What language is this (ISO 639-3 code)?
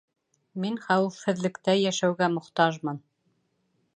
bak